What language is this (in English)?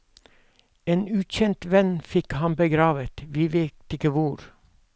Norwegian